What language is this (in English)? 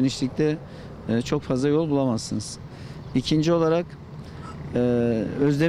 Turkish